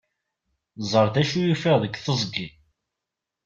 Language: Kabyle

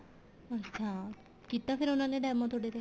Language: Punjabi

